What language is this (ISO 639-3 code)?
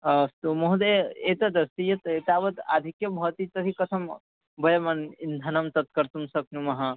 san